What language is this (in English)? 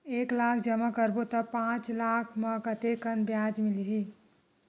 Chhattisgarhi